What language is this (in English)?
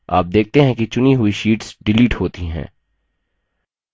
Hindi